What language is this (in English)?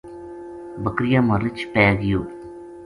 Gujari